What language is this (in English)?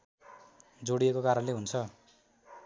Nepali